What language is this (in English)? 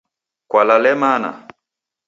Taita